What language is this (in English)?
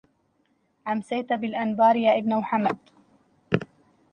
Arabic